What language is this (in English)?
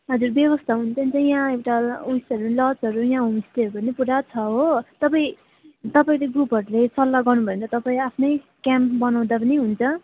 Nepali